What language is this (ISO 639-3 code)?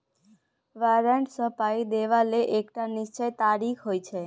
mai